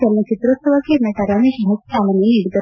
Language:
Kannada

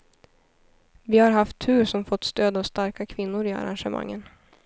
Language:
Swedish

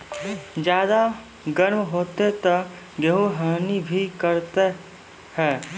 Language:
Maithili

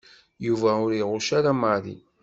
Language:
Kabyle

